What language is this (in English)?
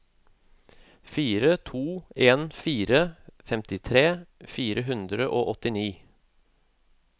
Norwegian